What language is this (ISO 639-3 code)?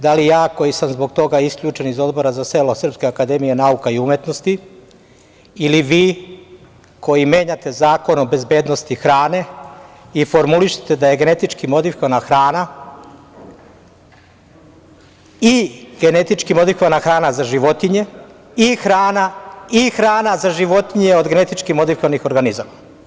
srp